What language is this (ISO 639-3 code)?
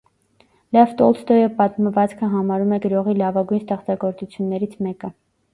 hye